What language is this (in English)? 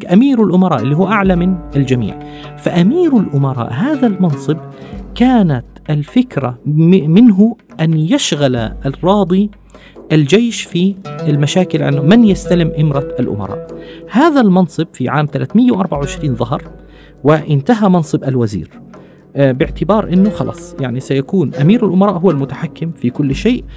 Arabic